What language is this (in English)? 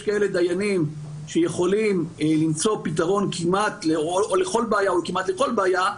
Hebrew